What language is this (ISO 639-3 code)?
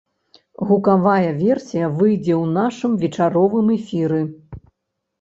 bel